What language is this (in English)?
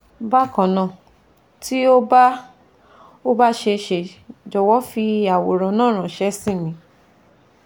Yoruba